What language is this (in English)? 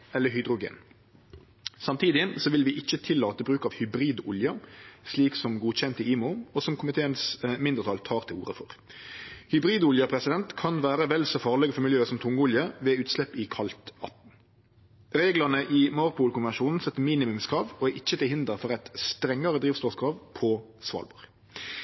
Norwegian Nynorsk